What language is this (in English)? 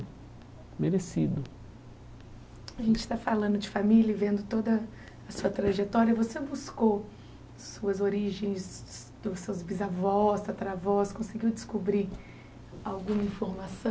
Portuguese